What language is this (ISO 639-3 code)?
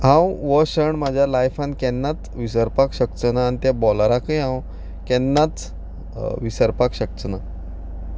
kok